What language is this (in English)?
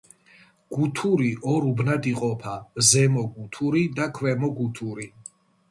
Georgian